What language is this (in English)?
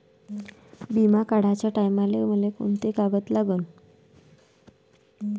Marathi